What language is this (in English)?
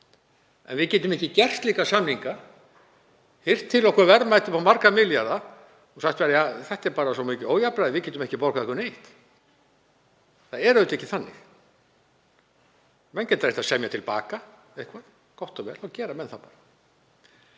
Icelandic